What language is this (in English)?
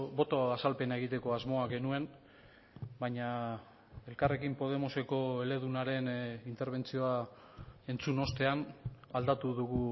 Basque